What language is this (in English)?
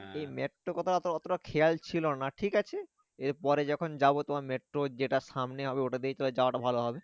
Bangla